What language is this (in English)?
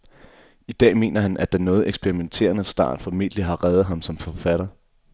Danish